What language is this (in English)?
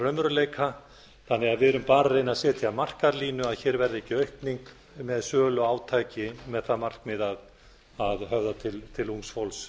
Icelandic